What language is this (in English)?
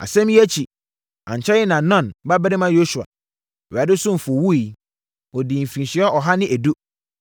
Akan